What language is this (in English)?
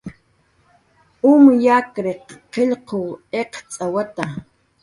Jaqaru